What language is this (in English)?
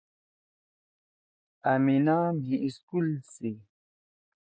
Torwali